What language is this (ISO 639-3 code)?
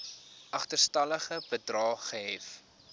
afr